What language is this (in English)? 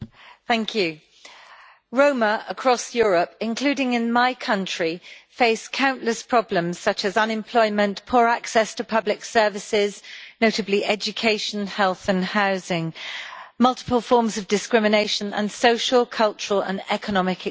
English